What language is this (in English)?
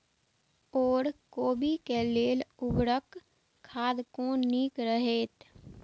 Maithili